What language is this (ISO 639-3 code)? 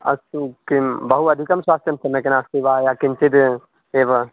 san